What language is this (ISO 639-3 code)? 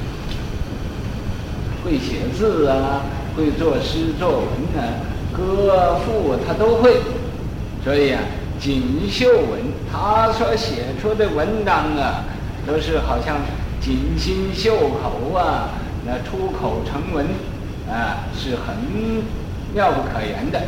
zho